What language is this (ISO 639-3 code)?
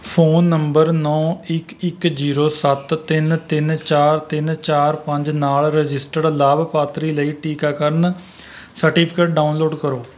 pan